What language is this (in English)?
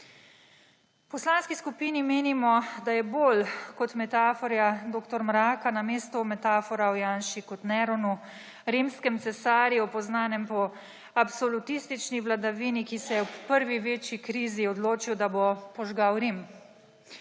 Slovenian